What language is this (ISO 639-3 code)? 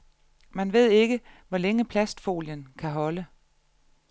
dan